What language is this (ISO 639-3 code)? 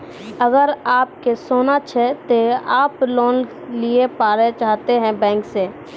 mai